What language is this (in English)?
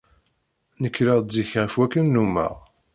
Kabyle